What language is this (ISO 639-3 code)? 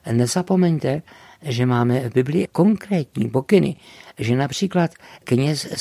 ces